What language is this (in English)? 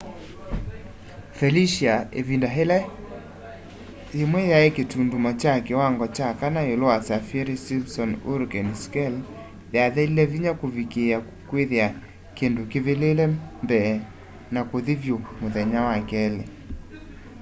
Kamba